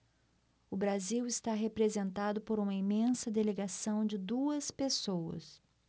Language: Portuguese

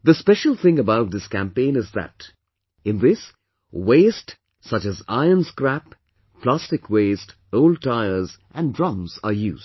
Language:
English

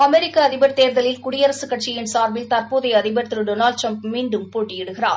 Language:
Tamil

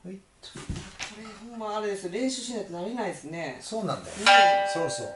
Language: Japanese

